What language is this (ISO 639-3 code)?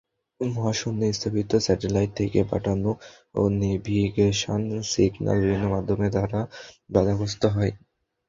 ben